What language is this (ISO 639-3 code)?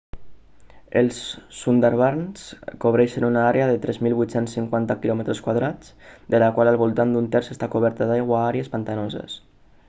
cat